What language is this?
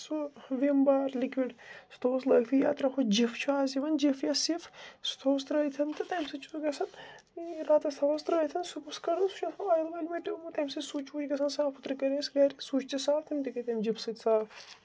Kashmiri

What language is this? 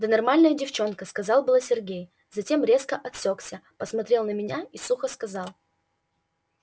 Russian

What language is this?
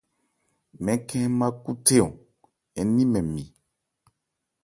Ebrié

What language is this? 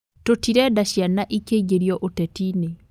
Kikuyu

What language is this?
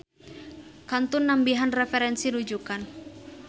Sundanese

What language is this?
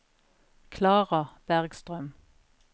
Norwegian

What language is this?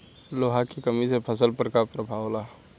Bhojpuri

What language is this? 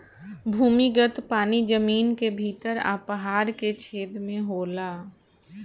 Bhojpuri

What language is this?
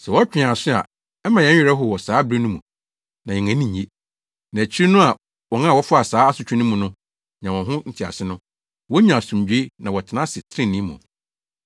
Akan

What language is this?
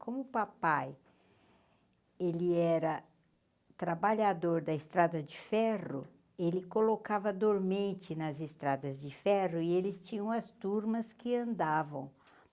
Portuguese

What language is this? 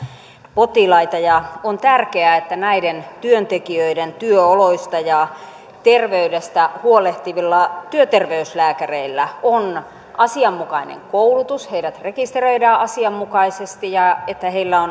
Finnish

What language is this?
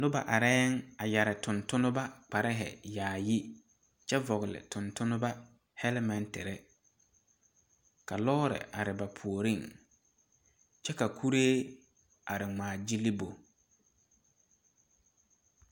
Southern Dagaare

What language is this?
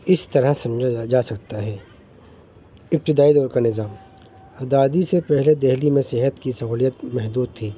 Urdu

